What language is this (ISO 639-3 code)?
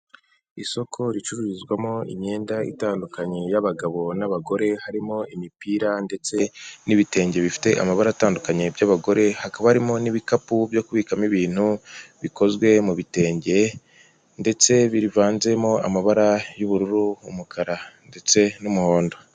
kin